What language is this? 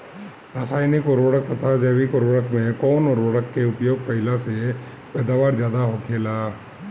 Bhojpuri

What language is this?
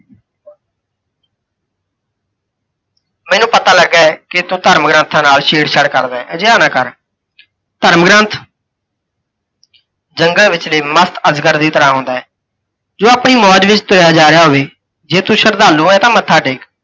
Punjabi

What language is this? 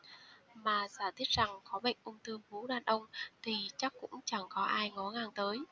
Vietnamese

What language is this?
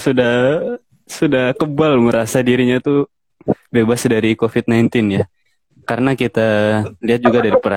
Indonesian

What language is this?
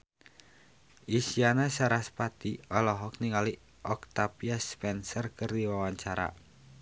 Sundanese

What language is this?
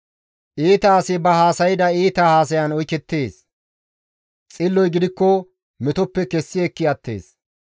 Gamo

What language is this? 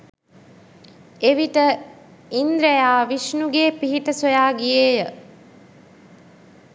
Sinhala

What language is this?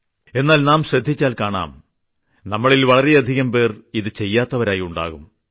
Malayalam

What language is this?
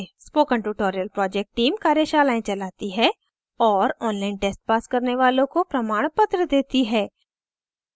Hindi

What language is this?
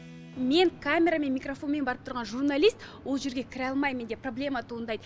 Kazakh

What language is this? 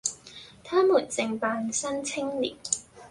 Cantonese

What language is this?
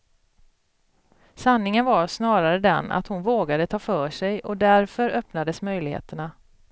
Swedish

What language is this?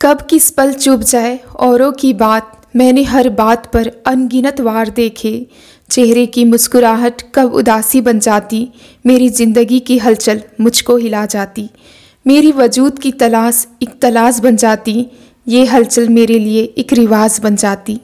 Hindi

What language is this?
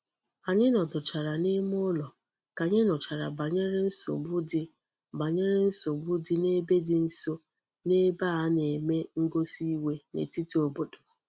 Igbo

